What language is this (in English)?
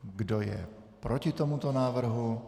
Czech